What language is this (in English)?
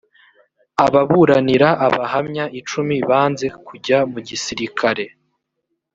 Kinyarwanda